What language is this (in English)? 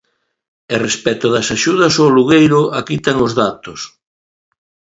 Galician